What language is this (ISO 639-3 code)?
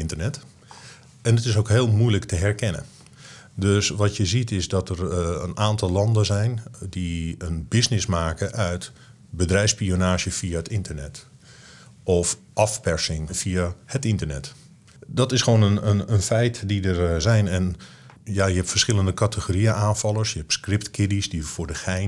nld